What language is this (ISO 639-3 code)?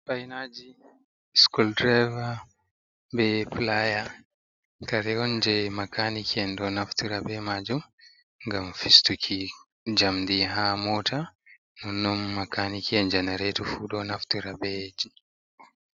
ful